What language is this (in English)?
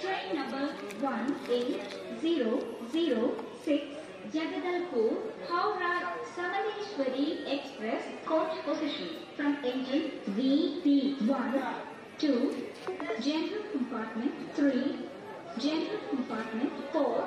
English